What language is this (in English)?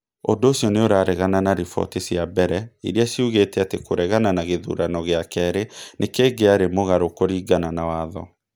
Kikuyu